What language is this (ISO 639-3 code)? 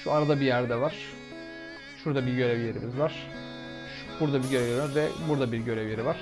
tur